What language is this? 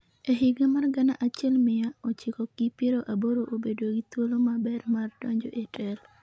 Luo (Kenya and Tanzania)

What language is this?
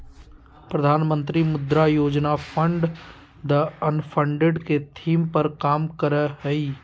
Magahi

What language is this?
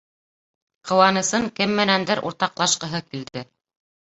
Bashkir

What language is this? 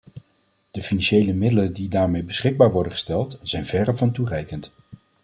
Dutch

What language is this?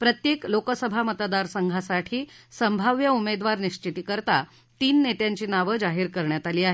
Marathi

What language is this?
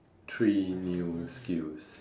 English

